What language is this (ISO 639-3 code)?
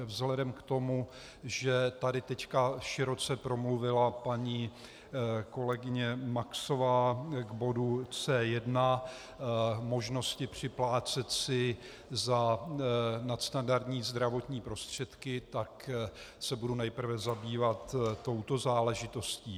ces